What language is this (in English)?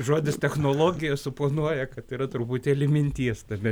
Lithuanian